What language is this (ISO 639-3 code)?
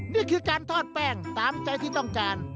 tha